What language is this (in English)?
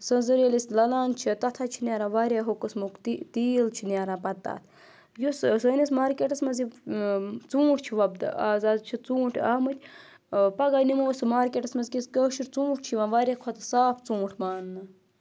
Kashmiri